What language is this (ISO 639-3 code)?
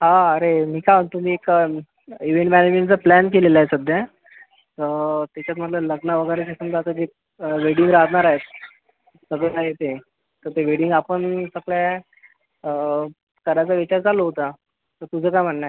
mar